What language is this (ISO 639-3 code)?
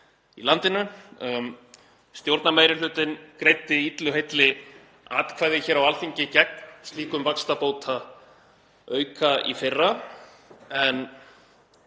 isl